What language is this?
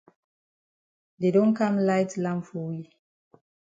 Cameroon Pidgin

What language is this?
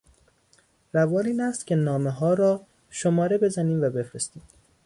Persian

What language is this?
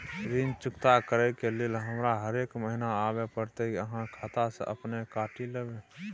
Maithili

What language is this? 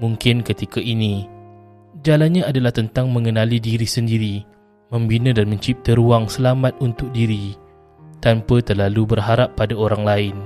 Malay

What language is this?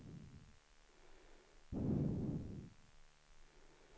Swedish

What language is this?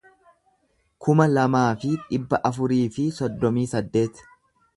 Oromo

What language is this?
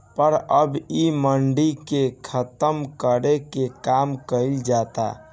Bhojpuri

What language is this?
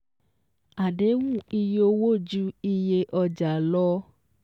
Yoruba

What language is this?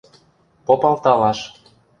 Western Mari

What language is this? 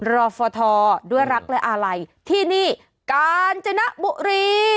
Thai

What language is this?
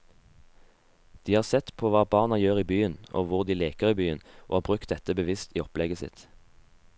Norwegian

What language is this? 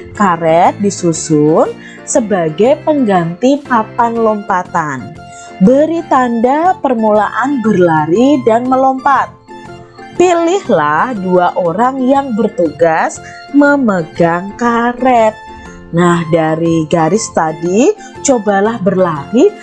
Indonesian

